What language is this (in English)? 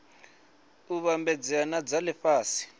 Venda